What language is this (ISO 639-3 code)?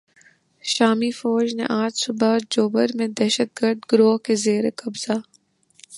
urd